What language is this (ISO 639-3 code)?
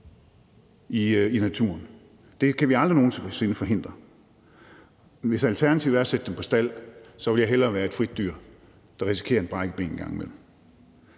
dan